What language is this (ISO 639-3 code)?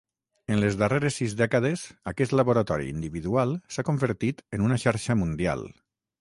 cat